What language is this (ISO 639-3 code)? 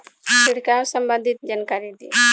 bho